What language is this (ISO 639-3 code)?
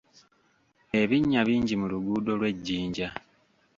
lug